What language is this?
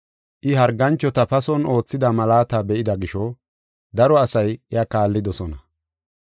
Gofa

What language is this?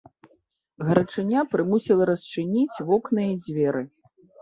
Belarusian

